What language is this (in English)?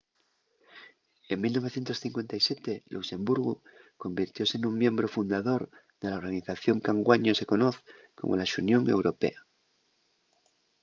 Asturian